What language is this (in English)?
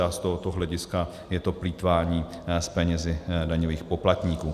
Czech